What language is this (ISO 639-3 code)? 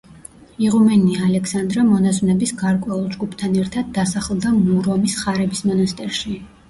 kat